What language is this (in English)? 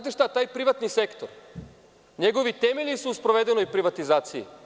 Serbian